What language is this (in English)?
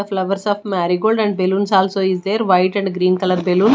English